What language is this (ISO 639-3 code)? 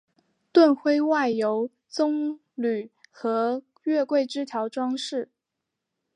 zho